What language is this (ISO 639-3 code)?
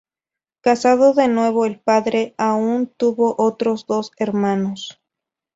spa